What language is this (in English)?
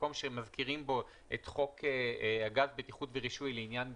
Hebrew